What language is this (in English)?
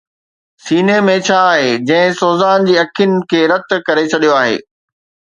Sindhi